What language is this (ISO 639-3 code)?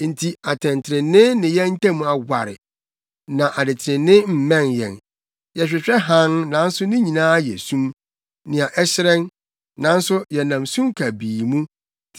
aka